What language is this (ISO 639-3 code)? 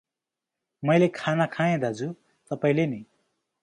nep